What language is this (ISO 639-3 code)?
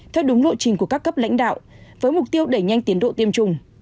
vie